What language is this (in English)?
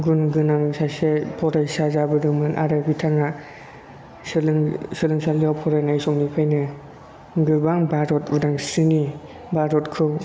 Bodo